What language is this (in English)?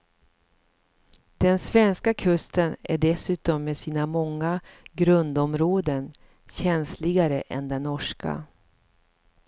Swedish